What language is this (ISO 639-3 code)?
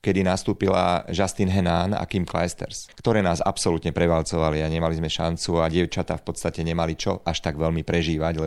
slk